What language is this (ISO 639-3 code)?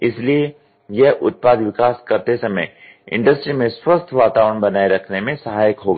hin